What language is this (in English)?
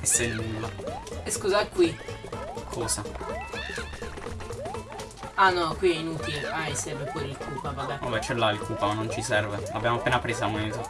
Italian